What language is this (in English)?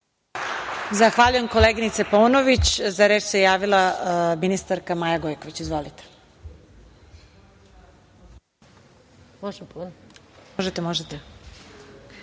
Serbian